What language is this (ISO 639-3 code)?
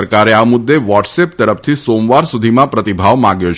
guj